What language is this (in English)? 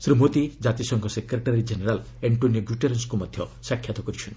Odia